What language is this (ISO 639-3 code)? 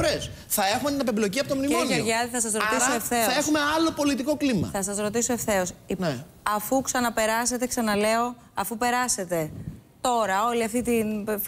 ell